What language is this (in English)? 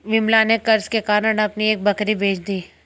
Hindi